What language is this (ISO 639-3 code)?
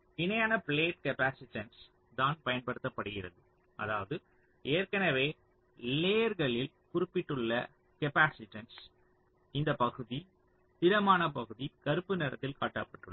tam